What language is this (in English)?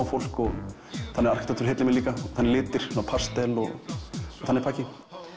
Icelandic